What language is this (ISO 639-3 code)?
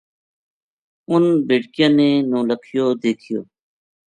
gju